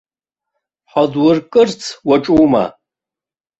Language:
Abkhazian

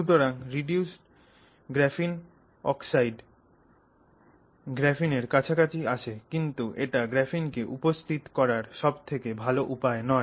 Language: Bangla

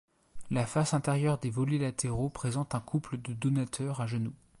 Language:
French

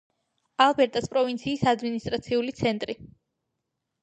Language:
Georgian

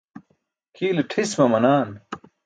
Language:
Burushaski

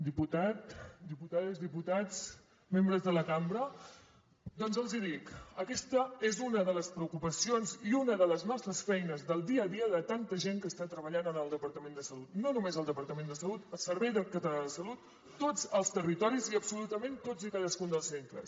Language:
Catalan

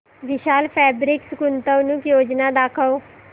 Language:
Marathi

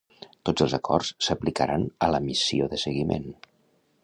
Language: Catalan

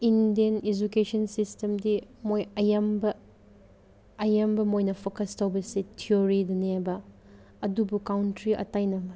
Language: Manipuri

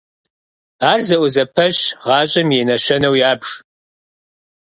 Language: Kabardian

